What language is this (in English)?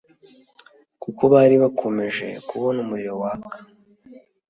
Kinyarwanda